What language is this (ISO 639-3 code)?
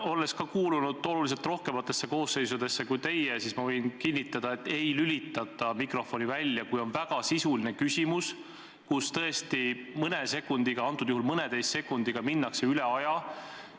est